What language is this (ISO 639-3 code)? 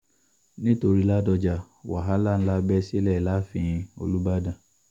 yor